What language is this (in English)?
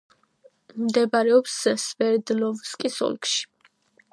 Georgian